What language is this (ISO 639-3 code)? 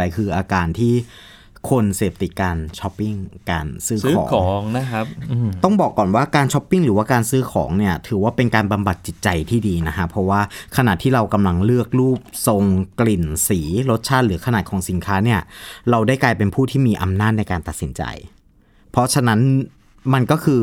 tha